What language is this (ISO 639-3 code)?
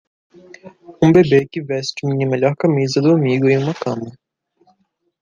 por